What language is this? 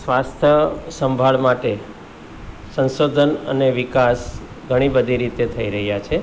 Gujarati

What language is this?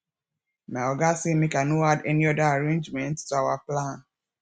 Nigerian Pidgin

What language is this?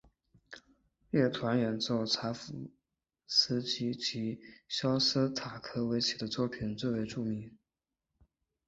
Chinese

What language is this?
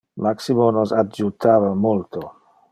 Interlingua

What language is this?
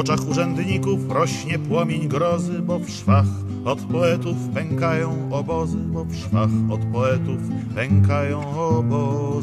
Polish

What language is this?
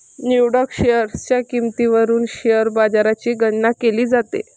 Marathi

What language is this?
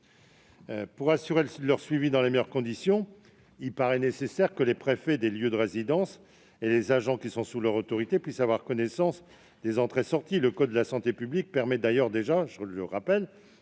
French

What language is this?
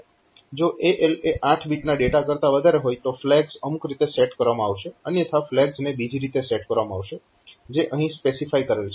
Gujarati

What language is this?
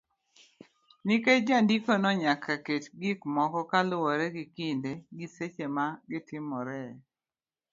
Luo (Kenya and Tanzania)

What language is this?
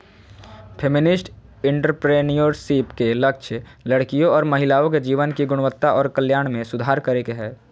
Magahi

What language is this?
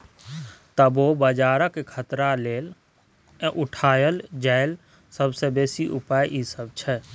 Maithili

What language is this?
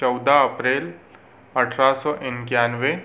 Hindi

